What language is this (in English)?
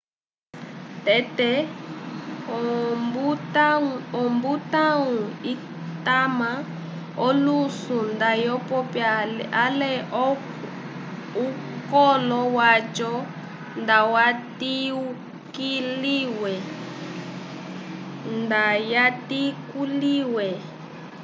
Umbundu